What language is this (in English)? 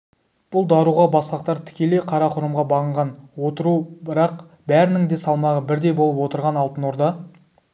Kazakh